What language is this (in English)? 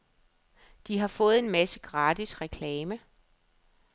Danish